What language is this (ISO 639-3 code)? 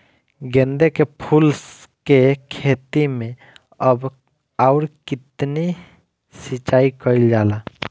bho